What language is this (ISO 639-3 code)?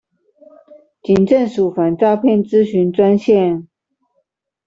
zho